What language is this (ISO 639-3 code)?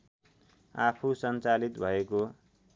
nep